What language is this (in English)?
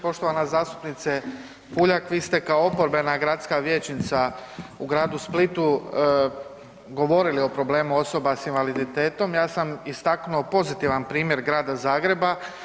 Croatian